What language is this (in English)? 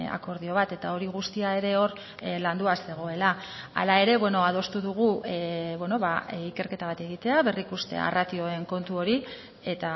Basque